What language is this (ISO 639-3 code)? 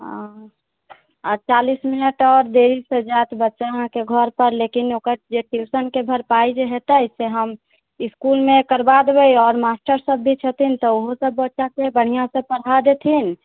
mai